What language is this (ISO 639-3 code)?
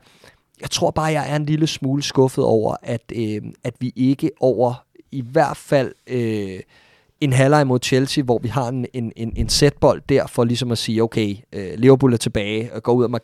dan